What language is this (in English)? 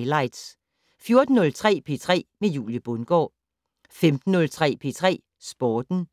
Danish